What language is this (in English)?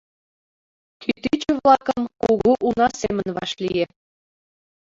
Mari